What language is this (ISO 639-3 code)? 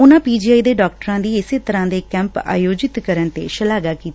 pan